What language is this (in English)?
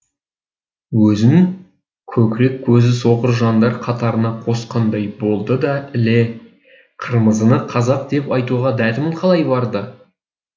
Kazakh